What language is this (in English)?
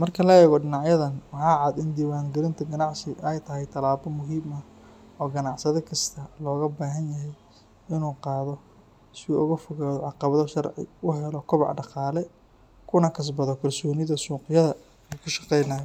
Somali